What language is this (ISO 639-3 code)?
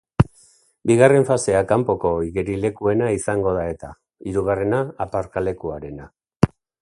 eus